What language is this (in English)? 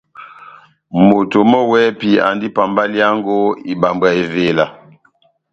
Batanga